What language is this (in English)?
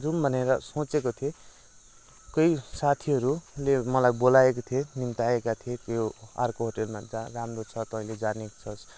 Nepali